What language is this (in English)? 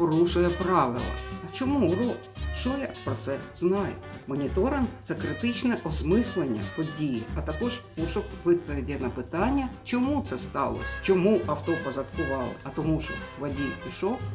Ukrainian